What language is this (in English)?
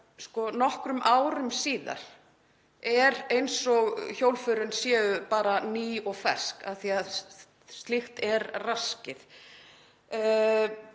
Icelandic